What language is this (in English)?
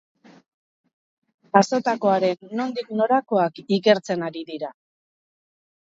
Basque